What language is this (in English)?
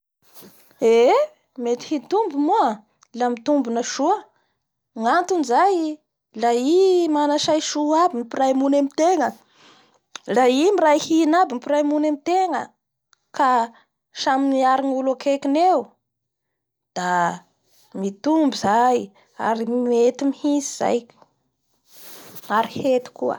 Bara Malagasy